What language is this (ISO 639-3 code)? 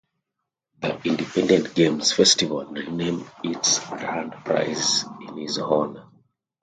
eng